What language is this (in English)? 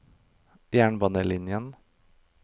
Norwegian